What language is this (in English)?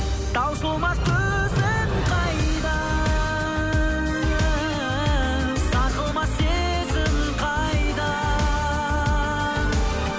Kazakh